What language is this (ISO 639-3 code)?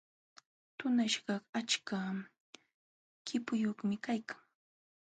qxw